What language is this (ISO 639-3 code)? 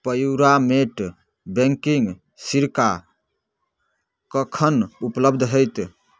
mai